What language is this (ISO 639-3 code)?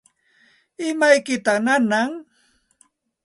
qxt